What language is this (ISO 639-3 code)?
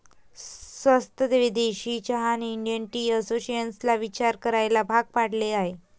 mar